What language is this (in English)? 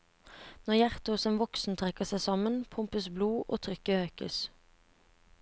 Norwegian